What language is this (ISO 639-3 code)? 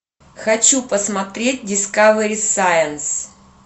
rus